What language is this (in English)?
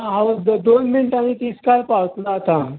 Konkani